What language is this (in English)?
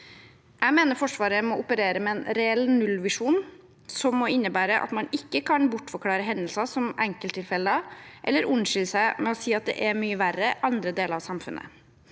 Norwegian